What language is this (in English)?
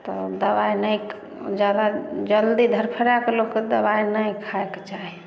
Maithili